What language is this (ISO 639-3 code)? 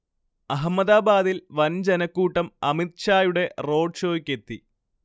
mal